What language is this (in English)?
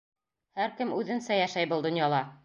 Bashkir